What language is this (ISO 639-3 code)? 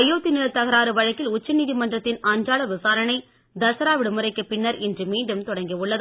tam